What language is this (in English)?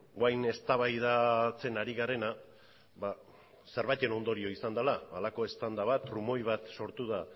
Basque